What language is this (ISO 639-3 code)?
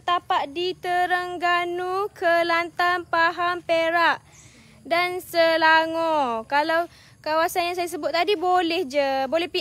msa